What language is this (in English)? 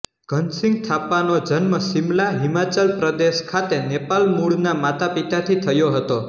Gujarati